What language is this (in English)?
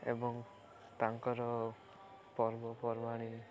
Odia